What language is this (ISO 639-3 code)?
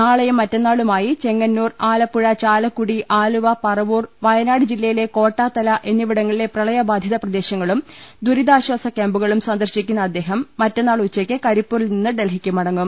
mal